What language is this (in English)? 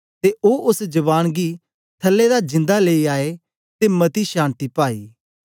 Dogri